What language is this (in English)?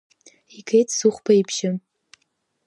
Abkhazian